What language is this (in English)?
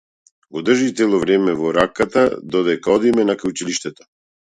Macedonian